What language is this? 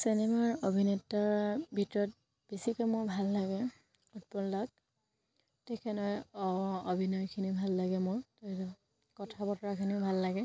Assamese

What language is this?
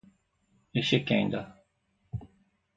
Portuguese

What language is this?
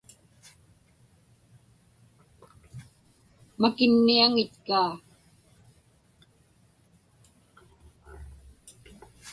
Inupiaq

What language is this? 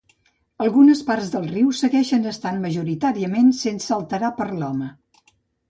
Catalan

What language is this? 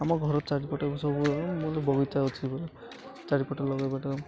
Odia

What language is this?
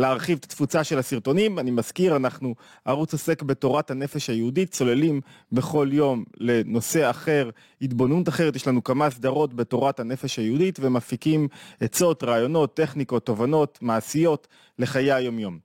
Hebrew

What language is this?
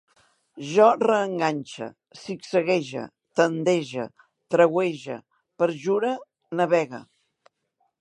Catalan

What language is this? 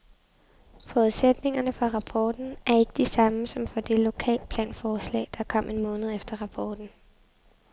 Danish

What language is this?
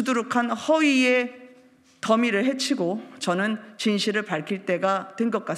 Korean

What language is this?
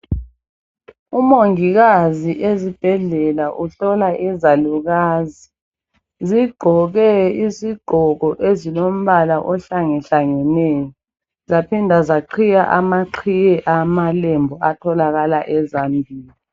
North Ndebele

